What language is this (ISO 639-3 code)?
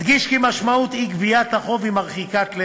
heb